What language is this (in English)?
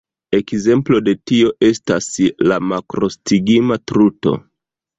Esperanto